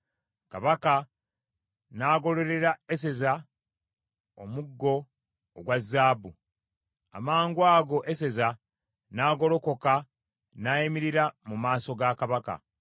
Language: Ganda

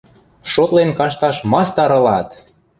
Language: Western Mari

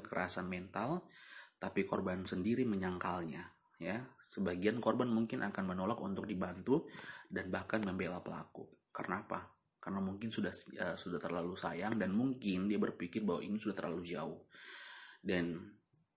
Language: Indonesian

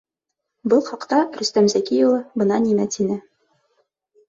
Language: Bashkir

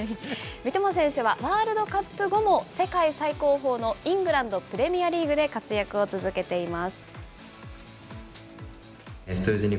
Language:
Japanese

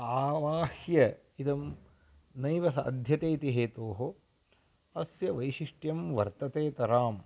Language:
Sanskrit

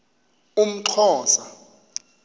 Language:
Xhosa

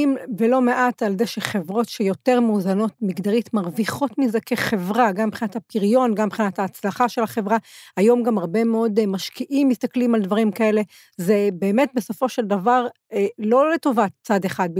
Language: Hebrew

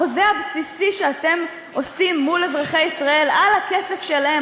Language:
Hebrew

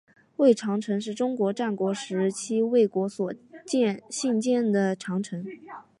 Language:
Chinese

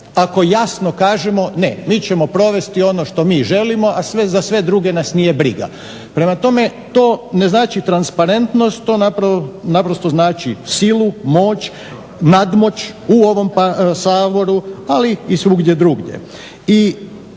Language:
Croatian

